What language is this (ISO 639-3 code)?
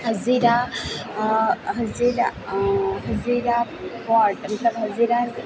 guj